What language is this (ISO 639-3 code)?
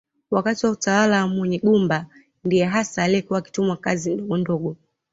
swa